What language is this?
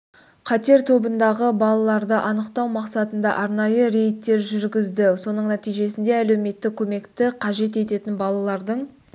Kazakh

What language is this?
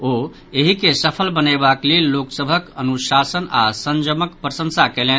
Maithili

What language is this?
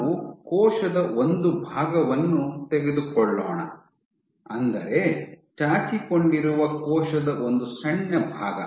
Kannada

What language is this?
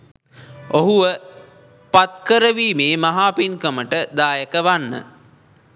Sinhala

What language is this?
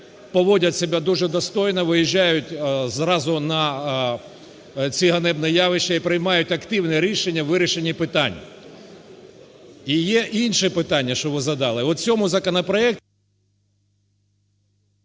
Ukrainian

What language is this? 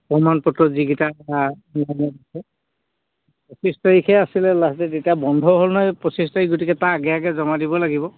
Assamese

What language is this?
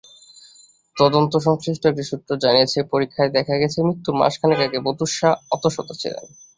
Bangla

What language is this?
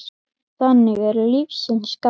Icelandic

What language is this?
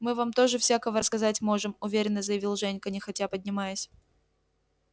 Russian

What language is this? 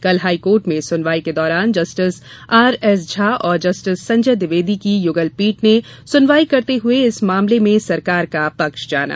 Hindi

